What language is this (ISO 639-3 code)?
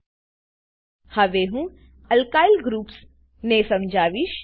guj